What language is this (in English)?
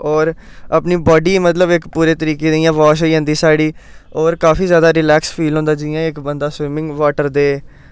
Dogri